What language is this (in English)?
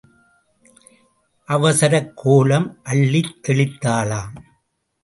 Tamil